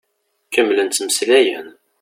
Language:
Kabyle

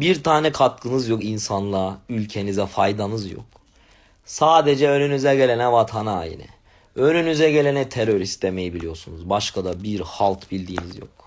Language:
Turkish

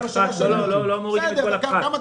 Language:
Hebrew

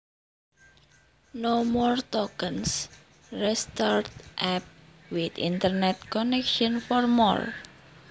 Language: Javanese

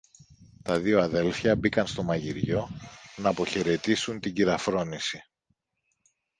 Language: Greek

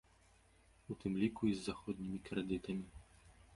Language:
Belarusian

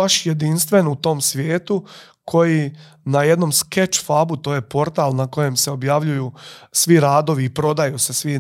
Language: Croatian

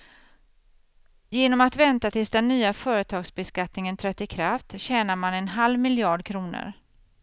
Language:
Swedish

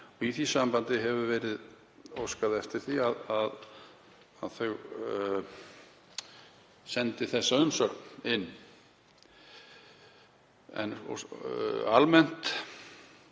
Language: Icelandic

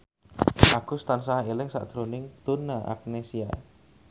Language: Javanese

